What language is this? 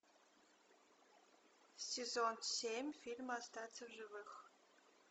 Russian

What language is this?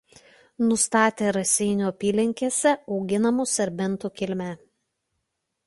Lithuanian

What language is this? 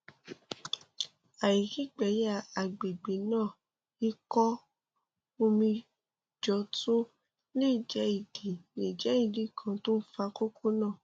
Yoruba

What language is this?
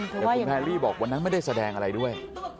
Thai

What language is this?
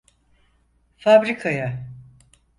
Turkish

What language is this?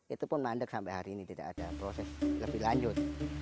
Indonesian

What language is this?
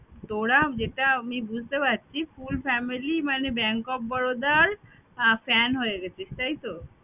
Bangla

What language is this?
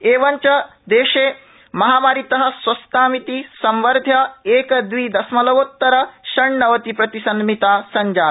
Sanskrit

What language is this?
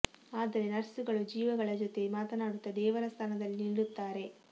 Kannada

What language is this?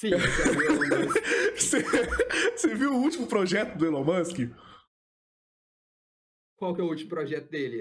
Portuguese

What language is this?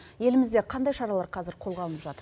Kazakh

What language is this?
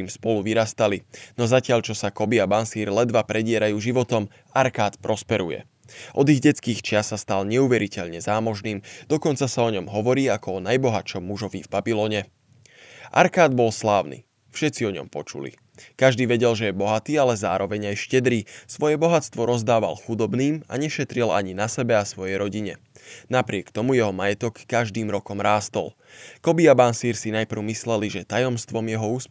Slovak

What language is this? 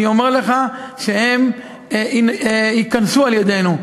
Hebrew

